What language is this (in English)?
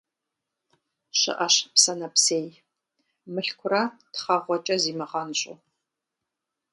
Kabardian